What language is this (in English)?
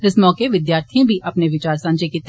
Dogri